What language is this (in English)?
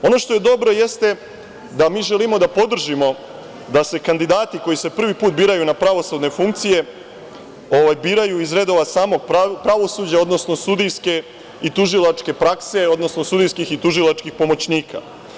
Serbian